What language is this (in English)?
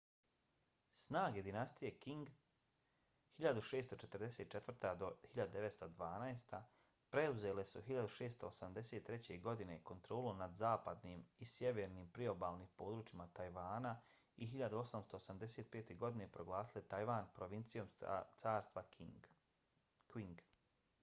Bosnian